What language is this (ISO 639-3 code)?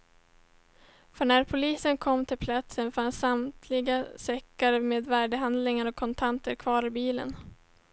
swe